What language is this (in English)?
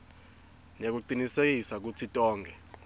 Swati